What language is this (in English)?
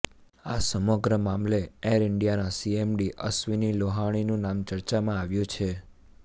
Gujarati